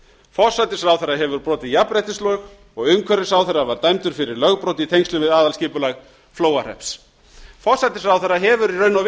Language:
Icelandic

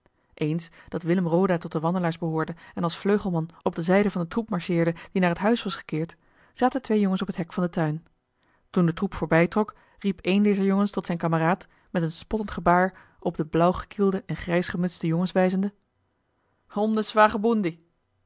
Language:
Dutch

